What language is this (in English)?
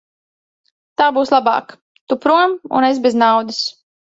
Latvian